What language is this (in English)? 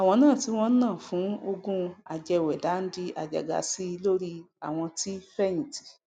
Yoruba